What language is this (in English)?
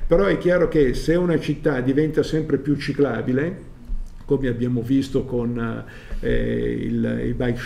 Italian